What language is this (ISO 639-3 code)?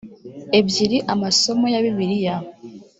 kin